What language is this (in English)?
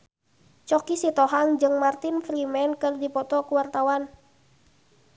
Sundanese